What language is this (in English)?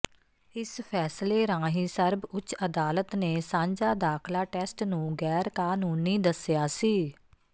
Punjabi